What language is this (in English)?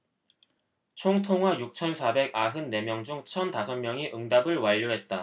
Korean